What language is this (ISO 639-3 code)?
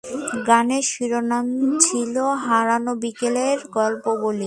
ben